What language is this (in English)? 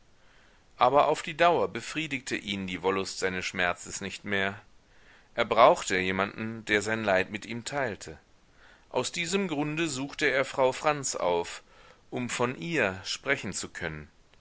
German